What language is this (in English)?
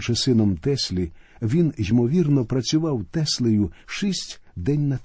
Ukrainian